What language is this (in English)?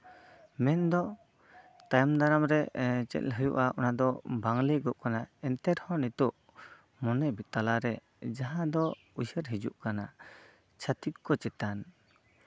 Santali